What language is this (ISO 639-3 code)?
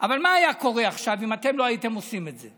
heb